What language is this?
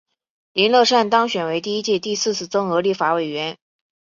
Chinese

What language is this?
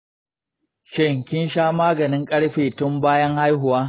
Hausa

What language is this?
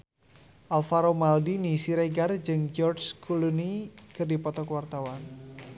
Sundanese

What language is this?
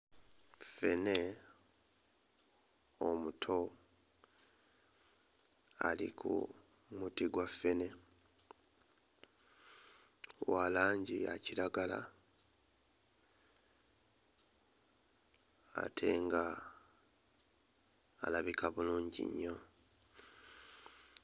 Ganda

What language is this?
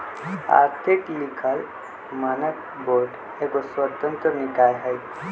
Magahi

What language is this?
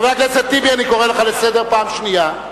Hebrew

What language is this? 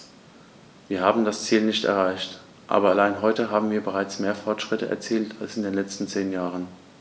German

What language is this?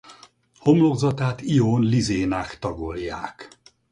Hungarian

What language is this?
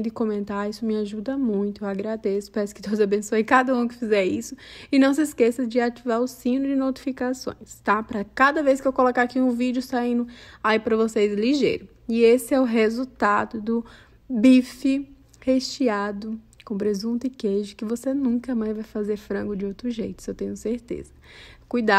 Portuguese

